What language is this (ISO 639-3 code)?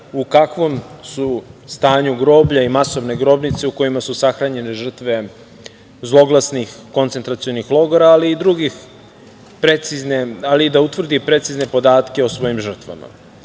srp